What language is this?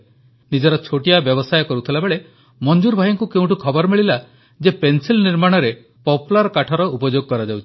Odia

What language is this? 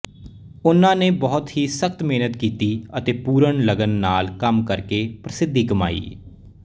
Punjabi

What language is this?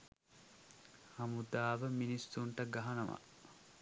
Sinhala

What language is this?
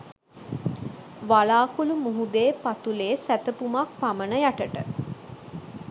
Sinhala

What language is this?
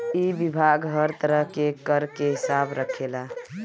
Bhojpuri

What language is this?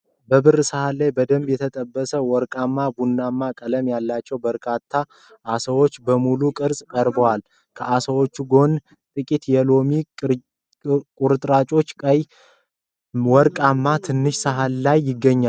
Amharic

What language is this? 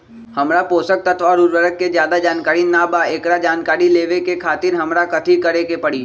Magahi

